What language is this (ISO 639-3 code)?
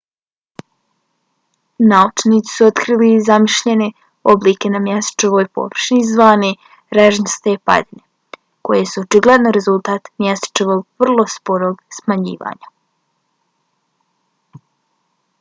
bos